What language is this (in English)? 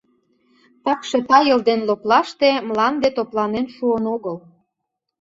Mari